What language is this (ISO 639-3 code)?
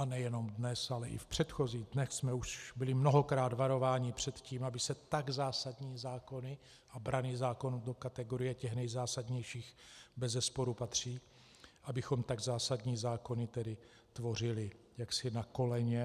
ces